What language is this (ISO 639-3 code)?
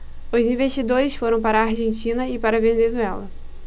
por